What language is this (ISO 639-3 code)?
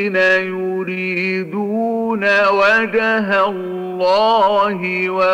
ara